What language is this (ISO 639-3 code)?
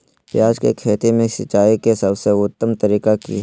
mag